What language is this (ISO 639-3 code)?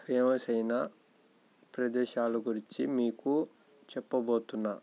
tel